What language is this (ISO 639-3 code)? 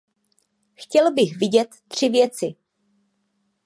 ces